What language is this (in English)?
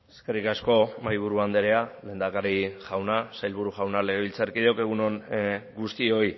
Basque